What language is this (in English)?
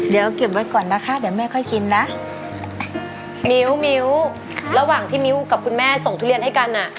Thai